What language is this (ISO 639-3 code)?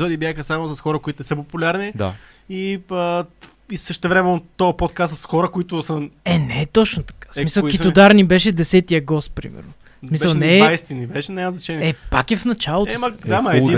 bul